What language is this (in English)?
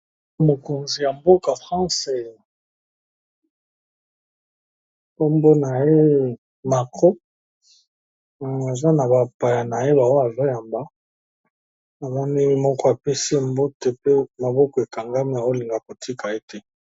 Lingala